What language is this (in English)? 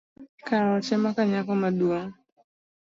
Luo (Kenya and Tanzania)